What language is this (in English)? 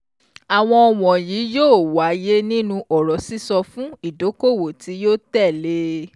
Yoruba